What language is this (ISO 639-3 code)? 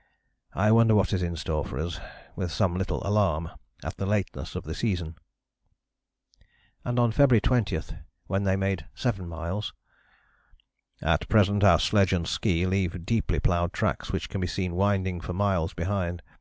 eng